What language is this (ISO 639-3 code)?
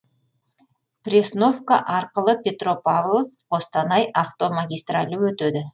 kaz